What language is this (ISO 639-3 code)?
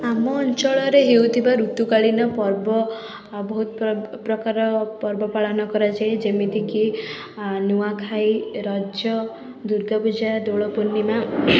ori